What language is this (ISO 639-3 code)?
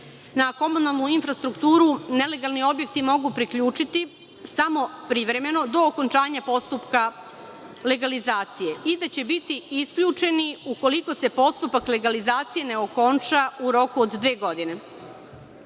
srp